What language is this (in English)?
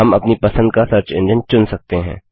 Hindi